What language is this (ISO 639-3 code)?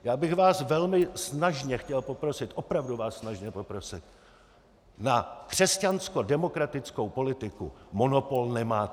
ces